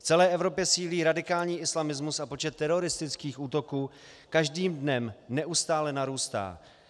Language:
Czech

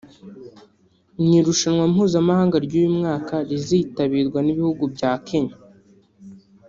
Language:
Kinyarwanda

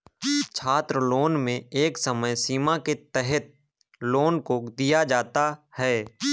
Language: Hindi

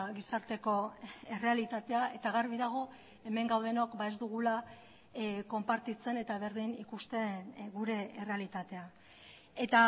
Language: Basque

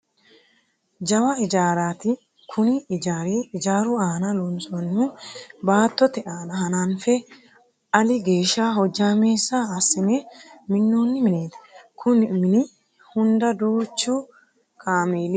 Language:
Sidamo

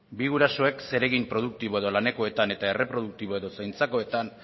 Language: Basque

